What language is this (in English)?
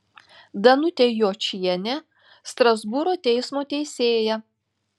Lithuanian